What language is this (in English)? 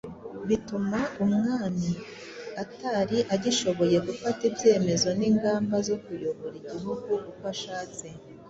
Kinyarwanda